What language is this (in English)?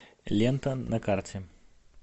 Russian